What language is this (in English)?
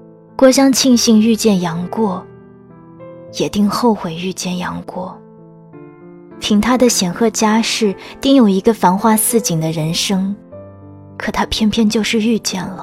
Chinese